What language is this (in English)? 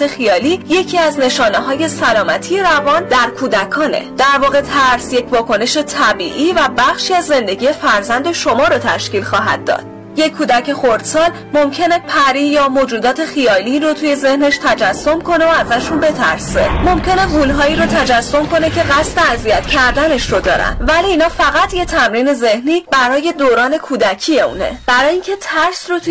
Persian